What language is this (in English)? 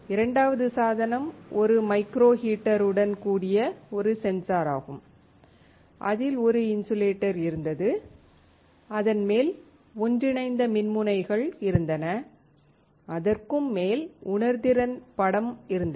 Tamil